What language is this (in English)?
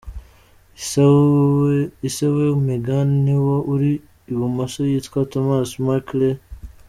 Kinyarwanda